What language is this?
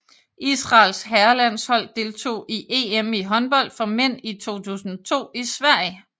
Danish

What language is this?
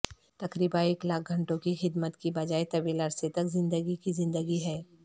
Urdu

